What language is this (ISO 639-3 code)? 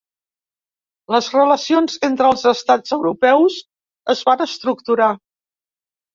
cat